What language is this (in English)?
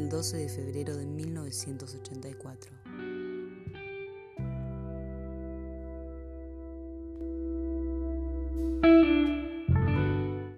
Spanish